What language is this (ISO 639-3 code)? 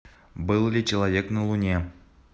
rus